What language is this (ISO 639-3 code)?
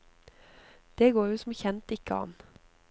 nor